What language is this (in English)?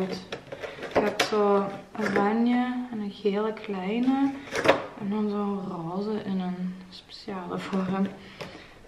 Dutch